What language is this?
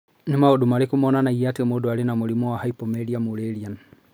Kikuyu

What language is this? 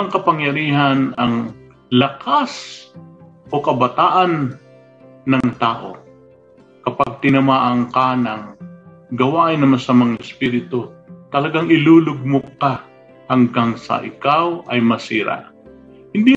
Filipino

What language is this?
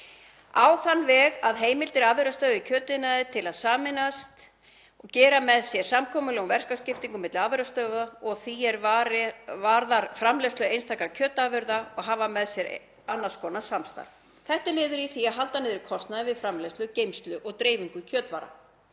Icelandic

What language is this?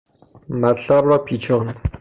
Persian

